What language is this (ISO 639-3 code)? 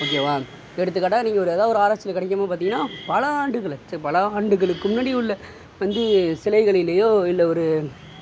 tam